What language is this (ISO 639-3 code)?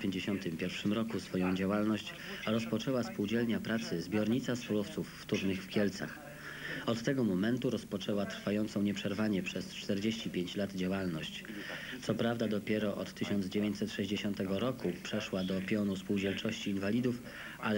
pol